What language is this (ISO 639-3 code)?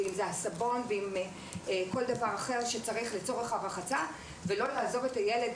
heb